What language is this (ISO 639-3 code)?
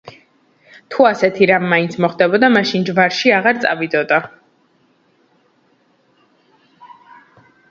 kat